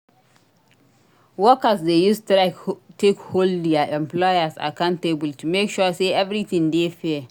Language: Nigerian Pidgin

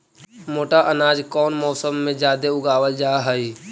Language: Magahi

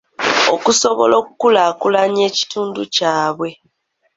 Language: Ganda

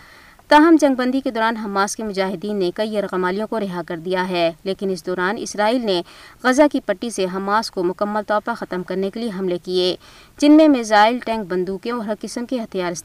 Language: Urdu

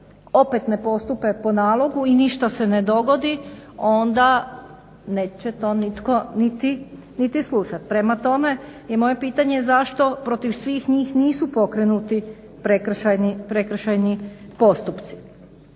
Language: Croatian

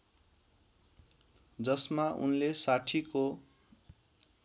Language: Nepali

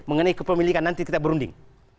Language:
Indonesian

